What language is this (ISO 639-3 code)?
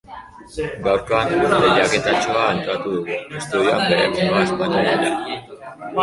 eus